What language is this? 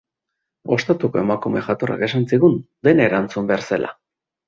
Basque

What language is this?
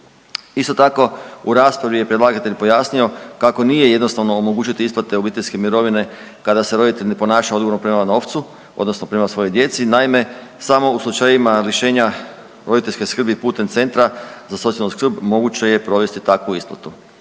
Croatian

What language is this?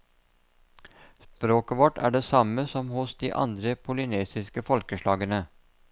Norwegian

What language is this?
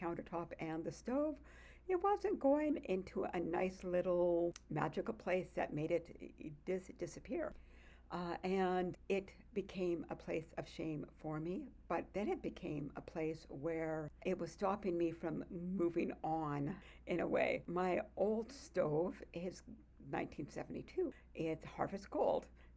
English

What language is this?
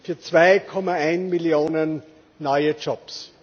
German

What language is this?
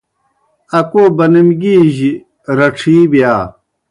Kohistani Shina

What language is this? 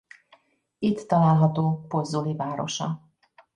Hungarian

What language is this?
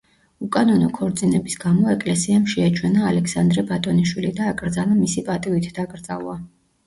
Georgian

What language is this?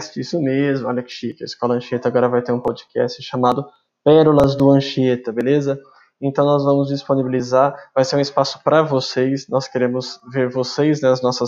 Portuguese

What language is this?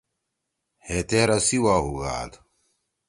Torwali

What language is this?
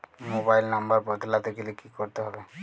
Bangla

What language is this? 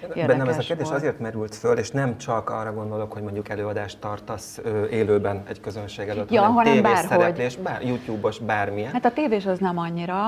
Hungarian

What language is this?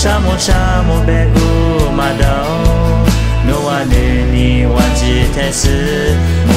Kannada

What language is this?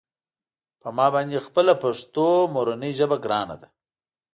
Pashto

